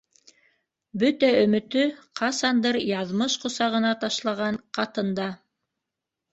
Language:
Bashkir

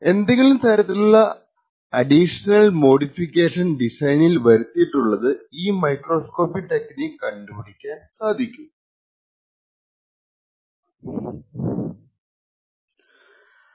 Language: Malayalam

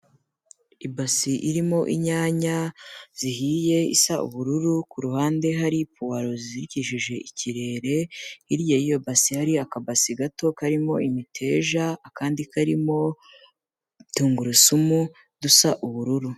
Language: Kinyarwanda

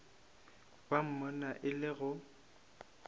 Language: Northern Sotho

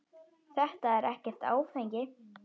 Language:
Icelandic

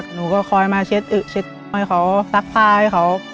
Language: Thai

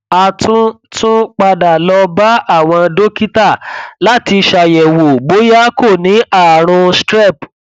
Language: Yoruba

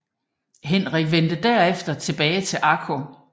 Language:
Danish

